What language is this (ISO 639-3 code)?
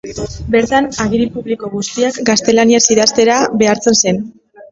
eus